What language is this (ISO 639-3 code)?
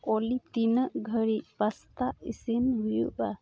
sat